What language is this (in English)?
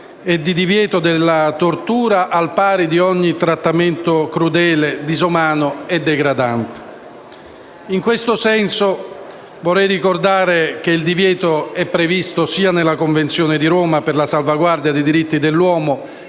Italian